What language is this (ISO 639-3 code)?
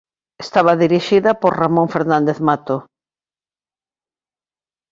glg